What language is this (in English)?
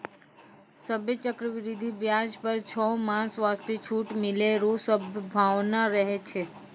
Maithili